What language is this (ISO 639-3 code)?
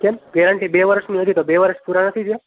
guj